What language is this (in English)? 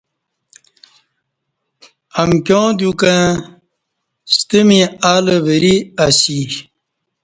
Kati